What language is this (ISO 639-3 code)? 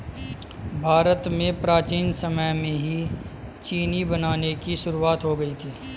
hin